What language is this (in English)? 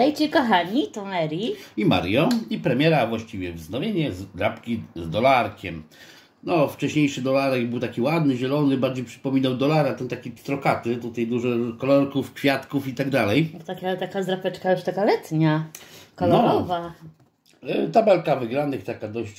Polish